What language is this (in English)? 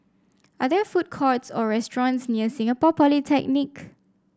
English